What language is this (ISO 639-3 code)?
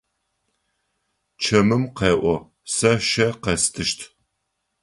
ady